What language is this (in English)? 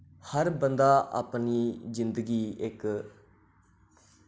Dogri